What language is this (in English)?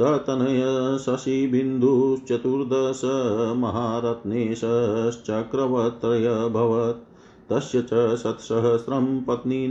Hindi